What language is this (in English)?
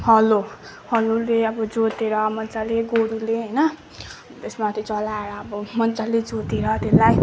Nepali